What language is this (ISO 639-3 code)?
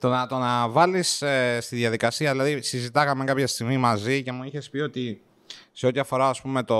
ell